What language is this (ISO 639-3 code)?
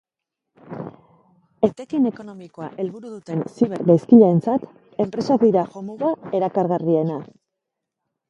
eus